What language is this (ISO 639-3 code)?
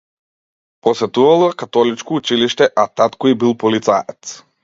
mkd